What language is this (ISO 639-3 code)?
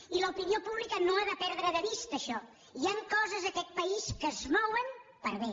cat